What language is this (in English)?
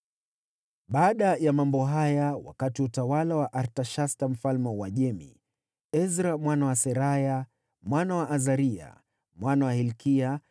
Swahili